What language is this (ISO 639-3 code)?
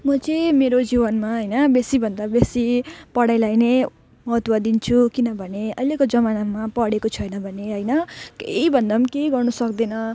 nep